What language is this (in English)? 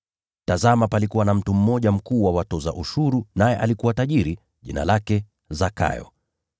Swahili